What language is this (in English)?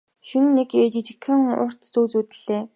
Mongolian